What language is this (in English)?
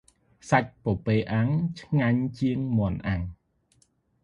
Khmer